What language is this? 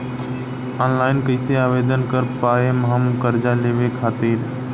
Bhojpuri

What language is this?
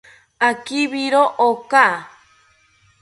South Ucayali Ashéninka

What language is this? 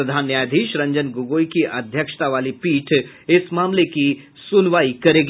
Hindi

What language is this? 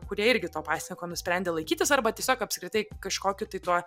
Lithuanian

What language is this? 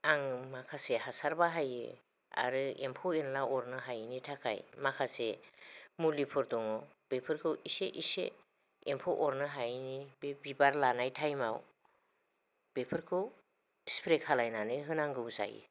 Bodo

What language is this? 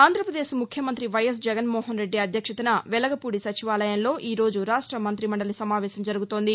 Telugu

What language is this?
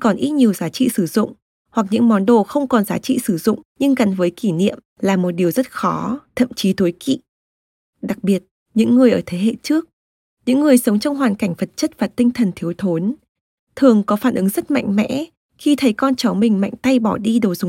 Vietnamese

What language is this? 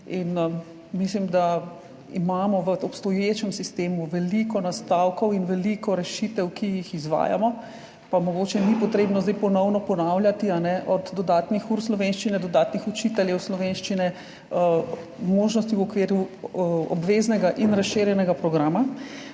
Slovenian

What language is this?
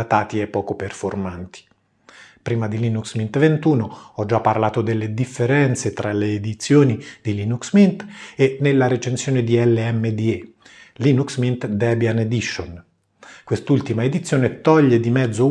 Italian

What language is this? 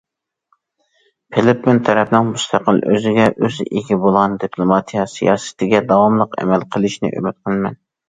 Uyghur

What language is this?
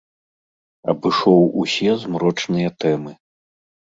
Belarusian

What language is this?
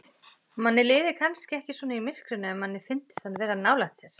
Icelandic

